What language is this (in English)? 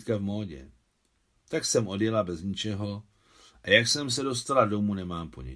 Czech